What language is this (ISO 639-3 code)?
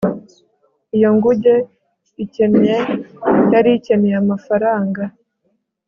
kin